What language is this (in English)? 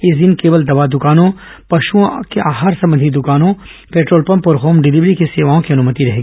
Hindi